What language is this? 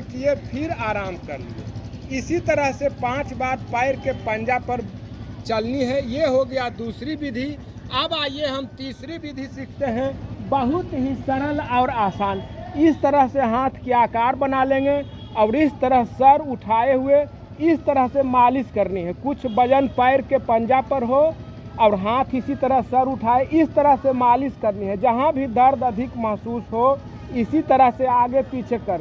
Hindi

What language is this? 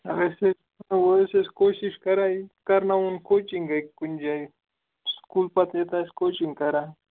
Kashmiri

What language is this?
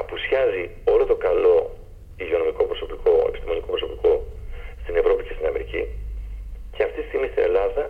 Greek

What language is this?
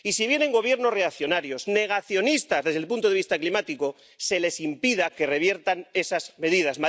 Spanish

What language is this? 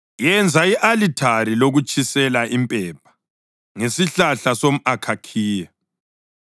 North Ndebele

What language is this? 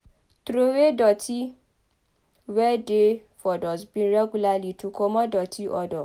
Nigerian Pidgin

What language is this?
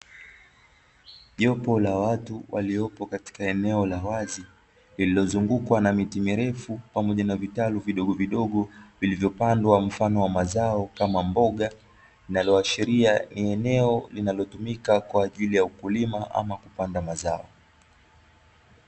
Swahili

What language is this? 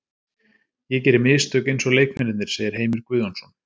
Icelandic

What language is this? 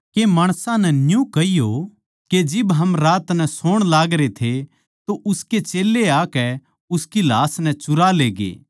Haryanvi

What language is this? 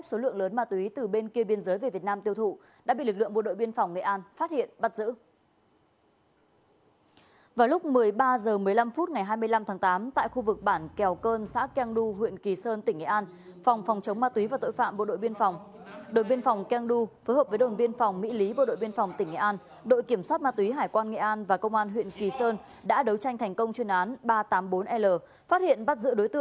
Vietnamese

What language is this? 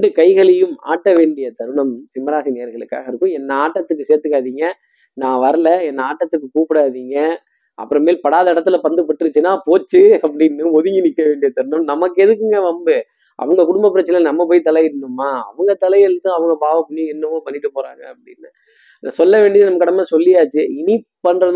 Tamil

